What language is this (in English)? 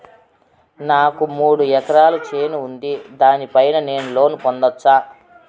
Telugu